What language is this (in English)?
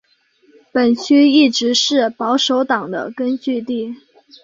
Chinese